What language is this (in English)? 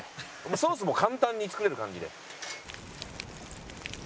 Japanese